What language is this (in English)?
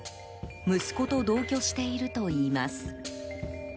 Japanese